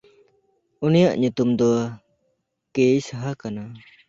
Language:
Santali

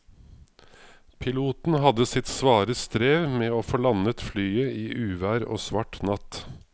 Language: Norwegian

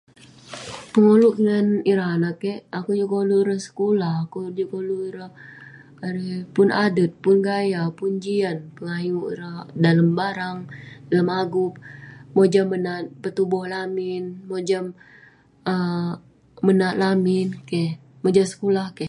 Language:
Western Penan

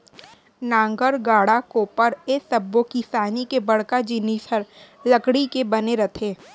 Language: Chhattisgarhi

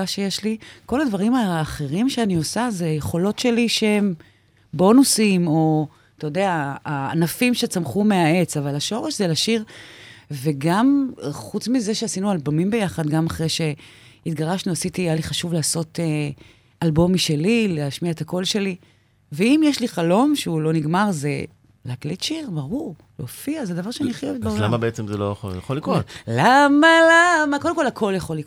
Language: Hebrew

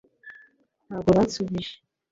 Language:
Kinyarwanda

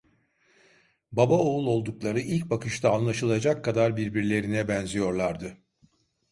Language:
Turkish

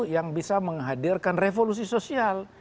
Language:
Indonesian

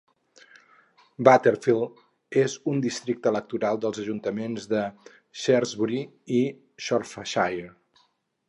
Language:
Catalan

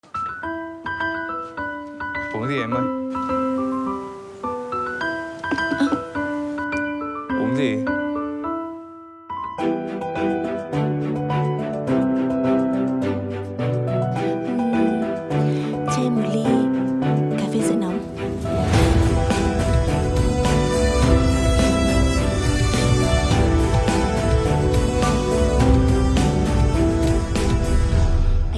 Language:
Vietnamese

